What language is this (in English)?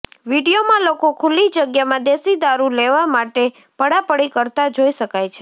Gujarati